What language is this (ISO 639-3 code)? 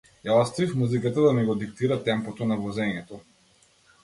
mkd